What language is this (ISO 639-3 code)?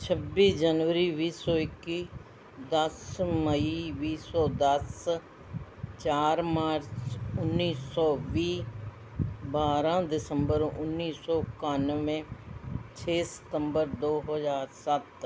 pan